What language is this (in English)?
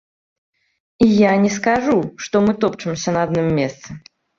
Belarusian